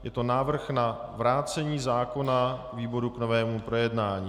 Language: Czech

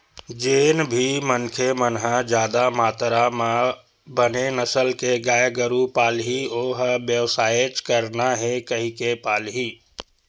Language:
Chhattisgarhi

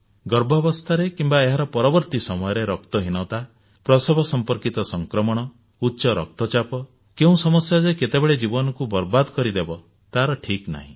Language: Odia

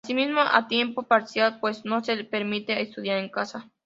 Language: Spanish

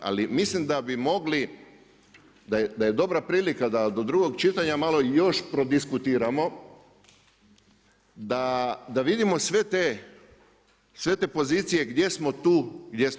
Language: Croatian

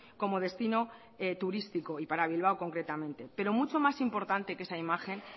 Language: Spanish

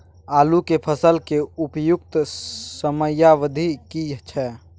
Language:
Maithili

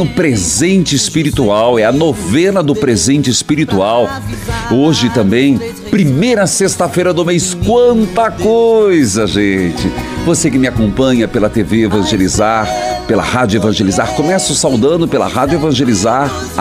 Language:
Portuguese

